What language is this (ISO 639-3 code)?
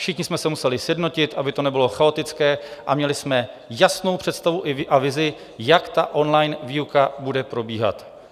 ces